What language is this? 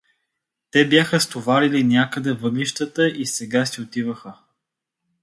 Bulgarian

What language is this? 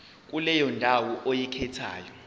Zulu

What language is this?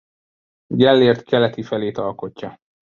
Hungarian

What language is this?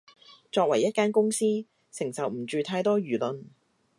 Cantonese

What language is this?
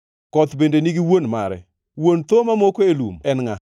Luo (Kenya and Tanzania)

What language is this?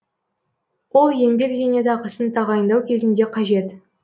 Kazakh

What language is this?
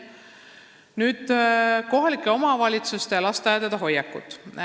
Estonian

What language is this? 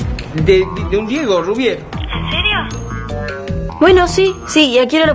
Spanish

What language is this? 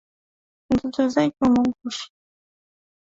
Swahili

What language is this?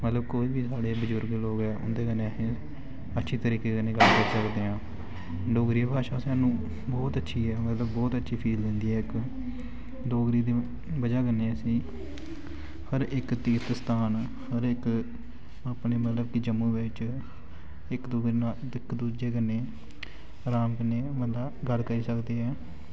Dogri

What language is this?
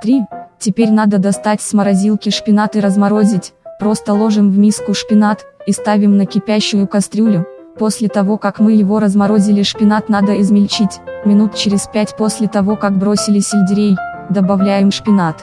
Russian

